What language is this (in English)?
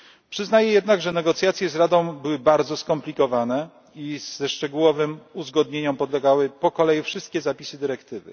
Polish